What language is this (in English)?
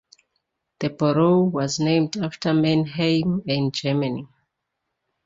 English